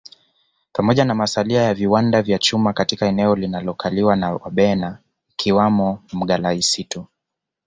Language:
Swahili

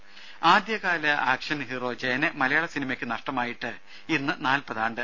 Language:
Malayalam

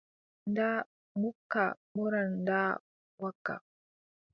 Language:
Adamawa Fulfulde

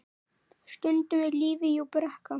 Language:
Icelandic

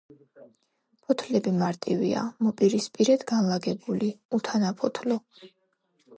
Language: Georgian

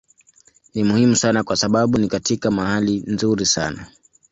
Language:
Swahili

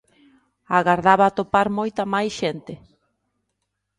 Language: Galician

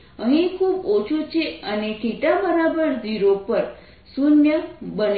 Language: Gujarati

